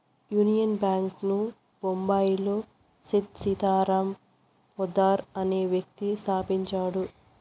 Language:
Telugu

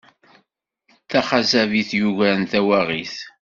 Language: Kabyle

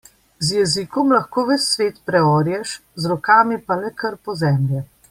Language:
Slovenian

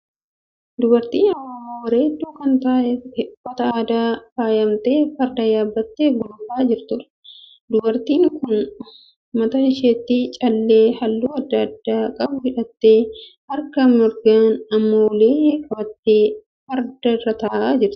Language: Oromo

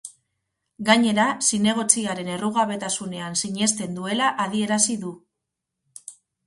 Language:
Basque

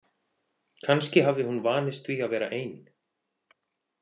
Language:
Icelandic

